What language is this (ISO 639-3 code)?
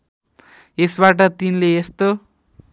nep